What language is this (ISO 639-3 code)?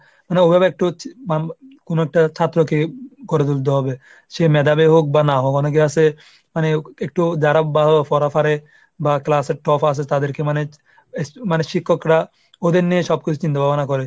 ben